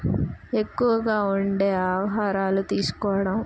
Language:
Telugu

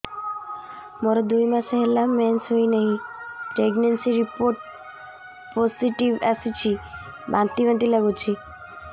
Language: Odia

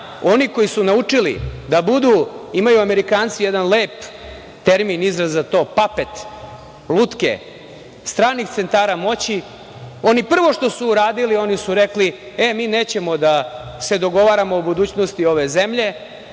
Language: Serbian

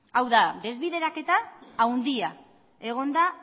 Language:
Basque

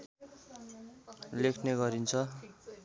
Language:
Nepali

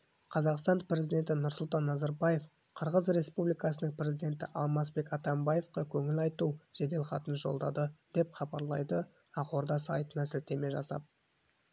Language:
Kazakh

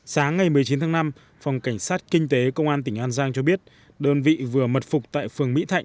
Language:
Vietnamese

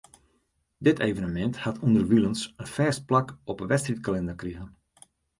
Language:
Western Frisian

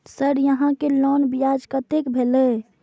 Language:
Maithili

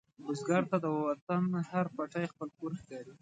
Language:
Pashto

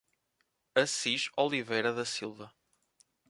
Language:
Portuguese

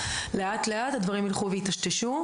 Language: Hebrew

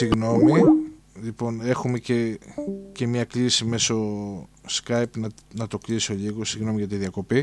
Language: Greek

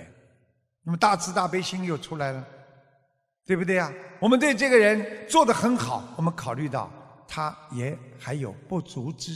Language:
Chinese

